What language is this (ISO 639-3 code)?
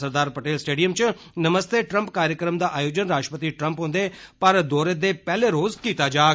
doi